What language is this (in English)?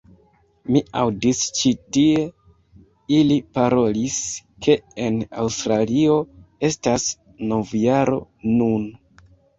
Esperanto